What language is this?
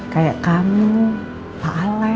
Indonesian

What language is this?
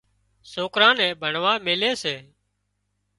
Wadiyara Koli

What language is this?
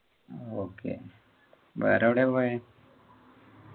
Malayalam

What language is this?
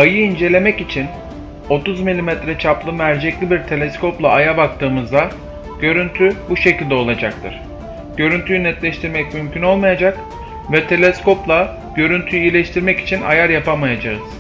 Turkish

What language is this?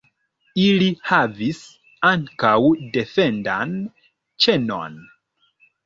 Esperanto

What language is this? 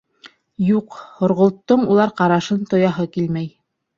Bashkir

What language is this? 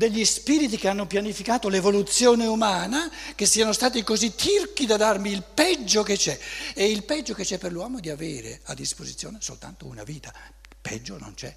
Italian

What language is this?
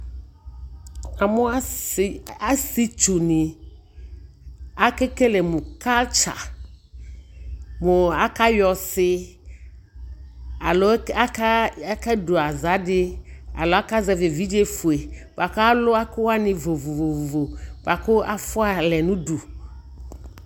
Ikposo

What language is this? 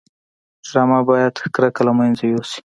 Pashto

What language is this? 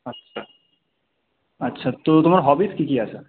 Bangla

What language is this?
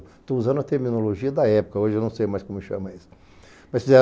Portuguese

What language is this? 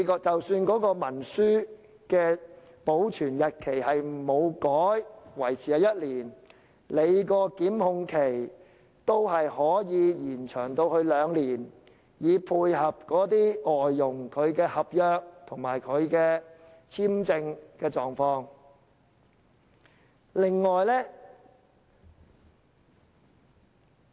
Cantonese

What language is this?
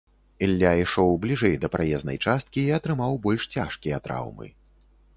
Belarusian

